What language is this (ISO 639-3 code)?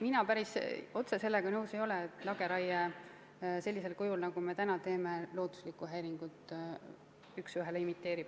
est